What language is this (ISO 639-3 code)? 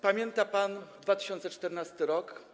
pol